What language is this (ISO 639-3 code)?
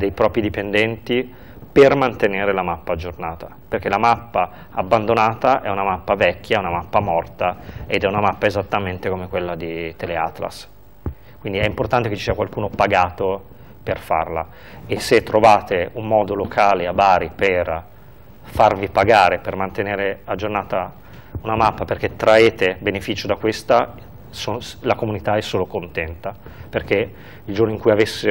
ita